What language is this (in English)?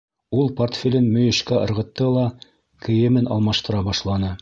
Bashkir